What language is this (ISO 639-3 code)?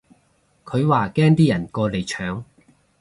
yue